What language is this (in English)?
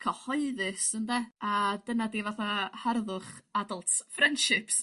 Welsh